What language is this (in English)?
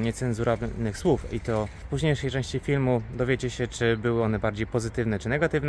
Polish